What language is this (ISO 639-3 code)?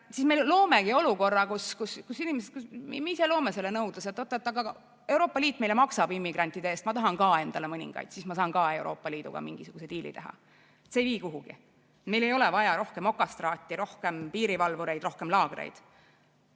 est